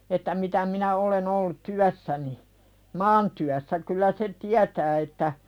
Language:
Finnish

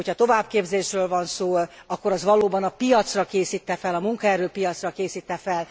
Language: Hungarian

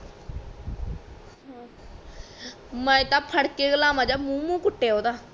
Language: Punjabi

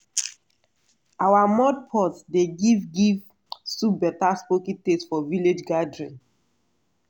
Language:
Nigerian Pidgin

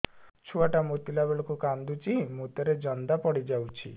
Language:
Odia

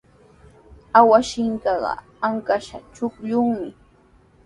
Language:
Sihuas Ancash Quechua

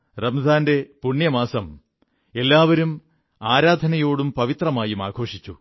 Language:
Malayalam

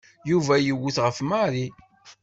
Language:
Kabyle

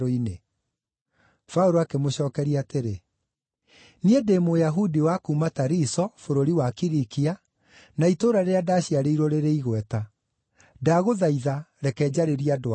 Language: Kikuyu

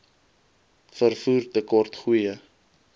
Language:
Afrikaans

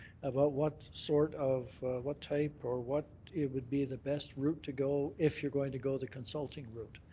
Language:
English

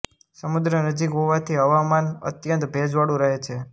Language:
Gujarati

